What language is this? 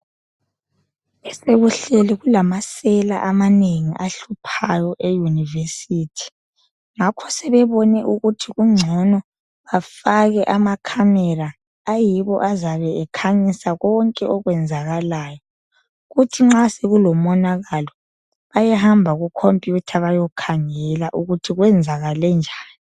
North Ndebele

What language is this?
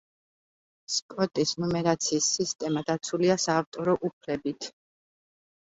Georgian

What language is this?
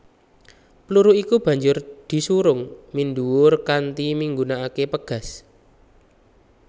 Javanese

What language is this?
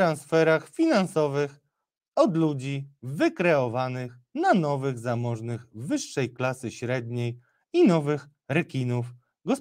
Polish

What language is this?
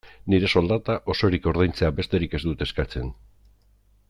Basque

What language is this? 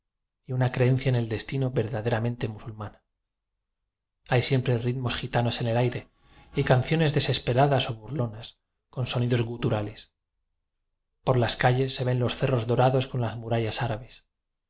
Spanish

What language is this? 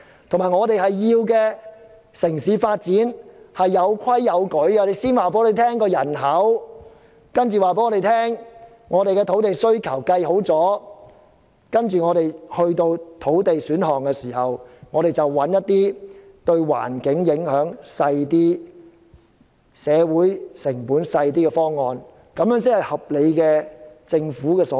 Cantonese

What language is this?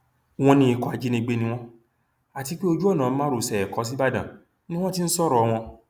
Yoruba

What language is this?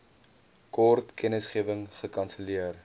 Afrikaans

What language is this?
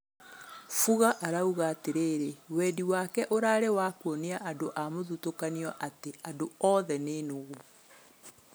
Kikuyu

